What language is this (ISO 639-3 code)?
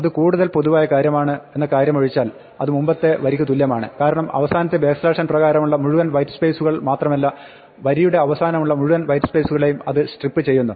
mal